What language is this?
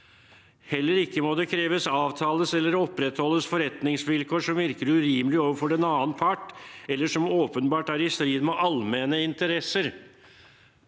Norwegian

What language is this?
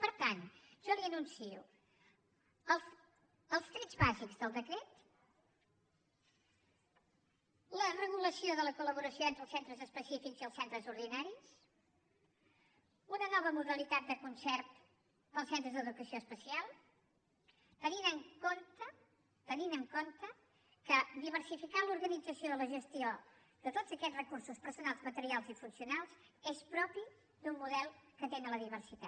Catalan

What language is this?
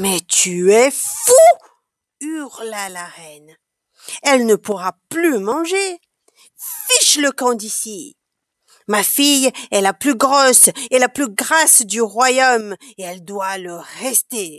French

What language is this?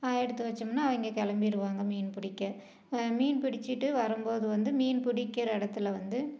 Tamil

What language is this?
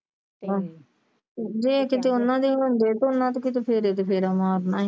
Punjabi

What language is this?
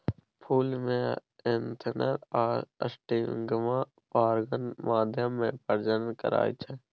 Maithili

